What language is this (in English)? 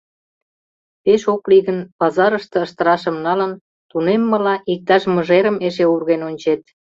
Mari